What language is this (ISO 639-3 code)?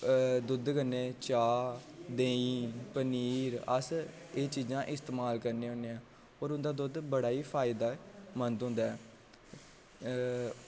doi